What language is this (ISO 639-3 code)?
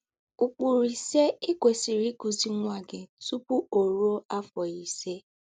ibo